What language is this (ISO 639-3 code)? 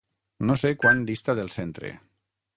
cat